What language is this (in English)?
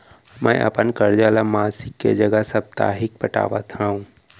Chhattisgarhi